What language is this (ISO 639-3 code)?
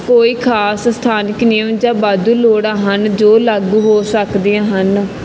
pan